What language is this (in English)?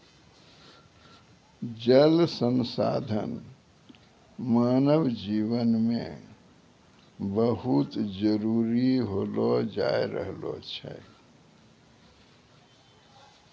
Maithili